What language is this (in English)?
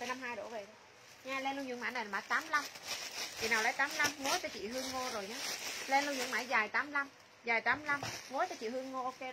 Vietnamese